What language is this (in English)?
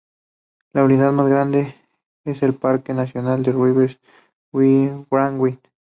Spanish